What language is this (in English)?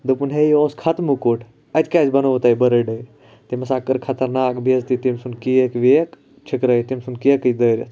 Kashmiri